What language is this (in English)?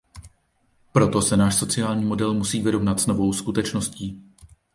Czech